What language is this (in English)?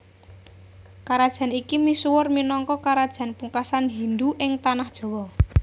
Javanese